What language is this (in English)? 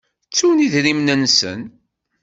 Kabyle